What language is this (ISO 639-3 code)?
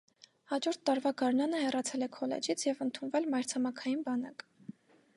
hye